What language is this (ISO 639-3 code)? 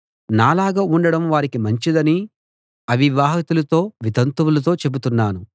tel